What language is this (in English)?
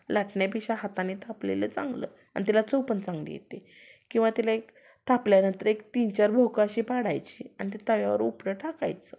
Marathi